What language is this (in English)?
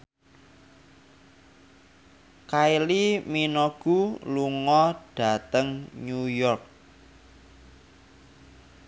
Javanese